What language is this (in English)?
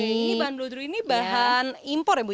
Indonesian